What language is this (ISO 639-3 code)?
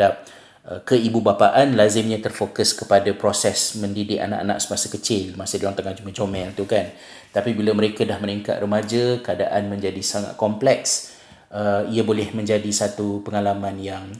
msa